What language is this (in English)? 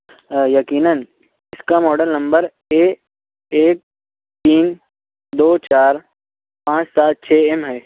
Urdu